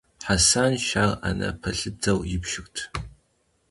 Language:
Kabardian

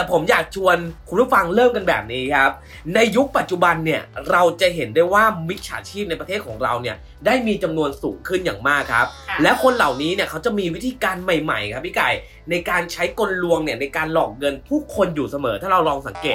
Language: Thai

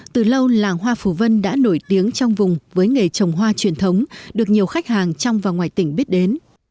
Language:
Vietnamese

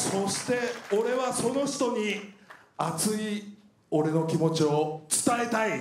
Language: Japanese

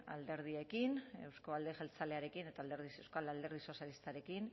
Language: Basque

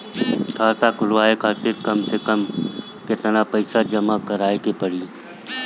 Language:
Bhojpuri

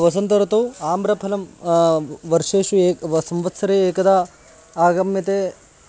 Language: Sanskrit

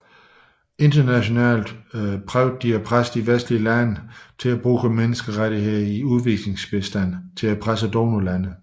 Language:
Danish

